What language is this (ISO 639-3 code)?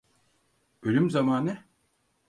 tur